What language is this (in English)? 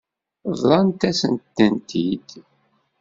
Kabyle